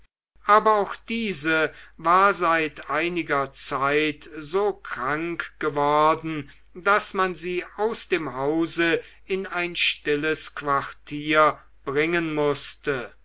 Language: German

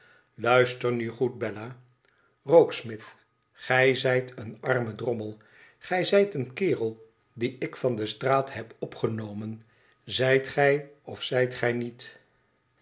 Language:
Dutch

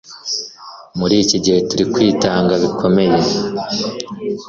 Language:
Kinyarwanda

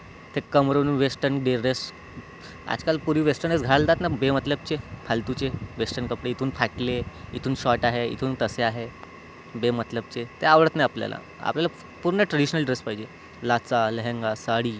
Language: Marathi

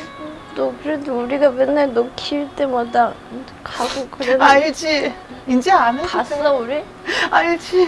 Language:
Korean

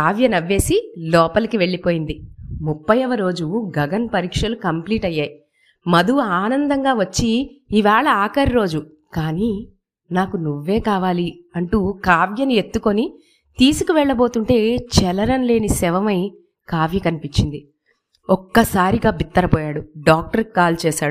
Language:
Telugu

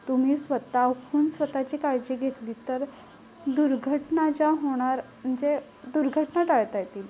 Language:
Marathi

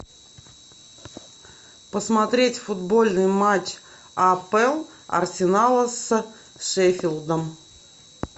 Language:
Russian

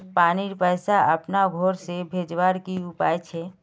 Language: Magahi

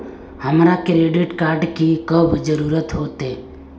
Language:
Magahi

